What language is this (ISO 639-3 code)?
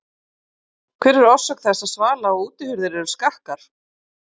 isl